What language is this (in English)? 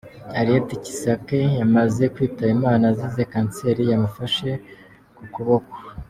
Kinyarwanda